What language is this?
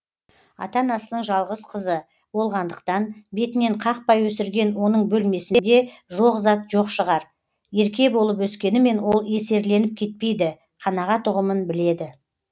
Kazakh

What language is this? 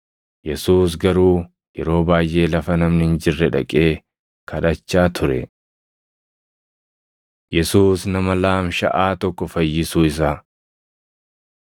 Oromo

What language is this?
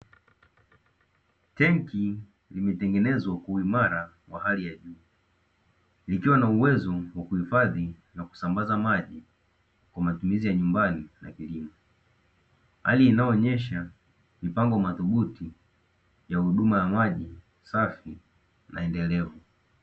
Swahili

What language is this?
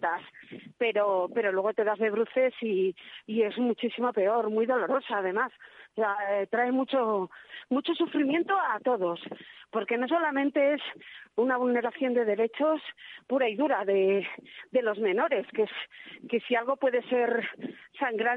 Spanish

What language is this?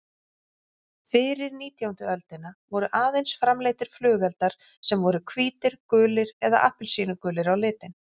Icelandic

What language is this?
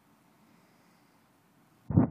Hebrew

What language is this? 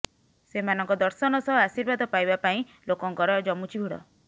Odia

